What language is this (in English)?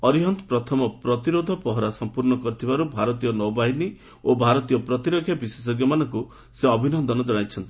Odia